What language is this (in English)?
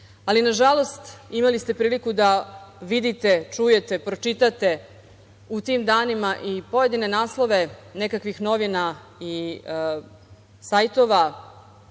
Serbian